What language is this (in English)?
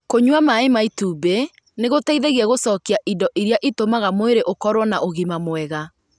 Kikuyu